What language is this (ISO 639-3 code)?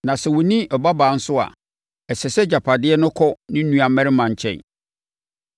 aka